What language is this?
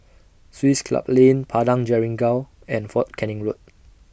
English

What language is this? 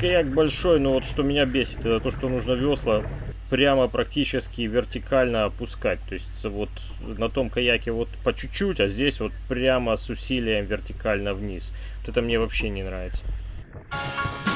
Russian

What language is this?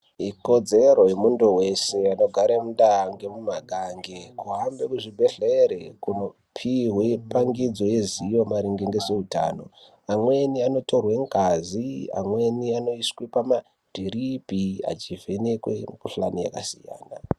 Ndau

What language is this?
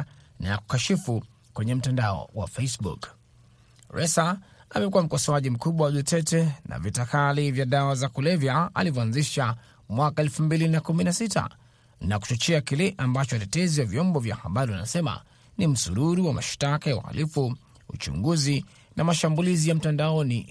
Swahili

